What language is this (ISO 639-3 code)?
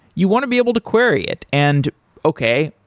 eng